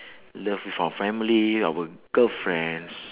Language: English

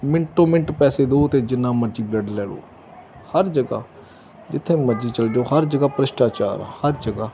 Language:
Punjabi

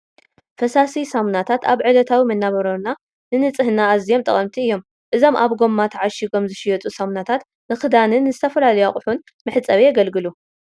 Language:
Tigrinya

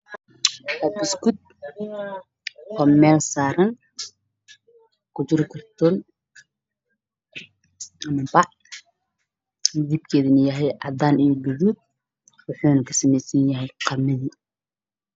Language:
Somali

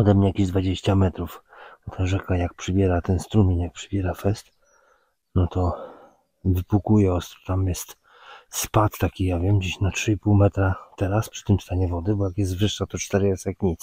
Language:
Polish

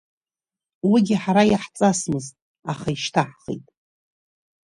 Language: Abkhazian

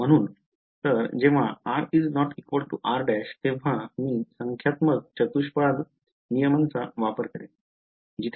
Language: Marathi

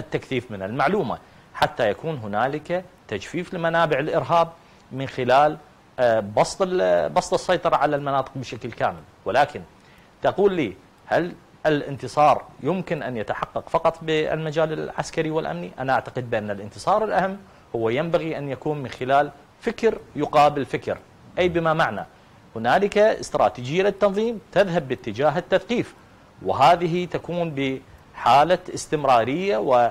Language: Arabic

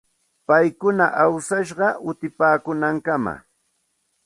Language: Santa Ana de Tusi Pasco Quechua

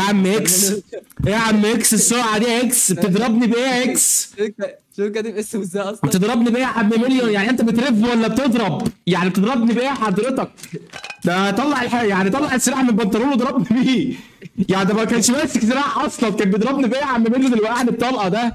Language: Arabic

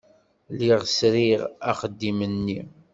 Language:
Kabyle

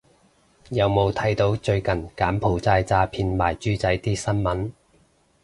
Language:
Cantonese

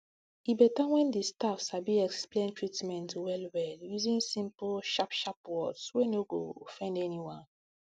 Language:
Nigerian Pidgin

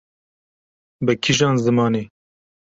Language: Kurdish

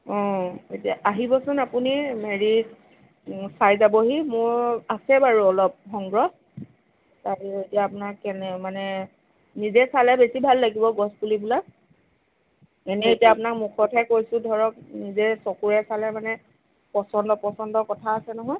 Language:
Assamese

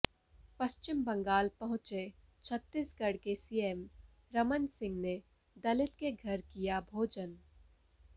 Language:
Hindi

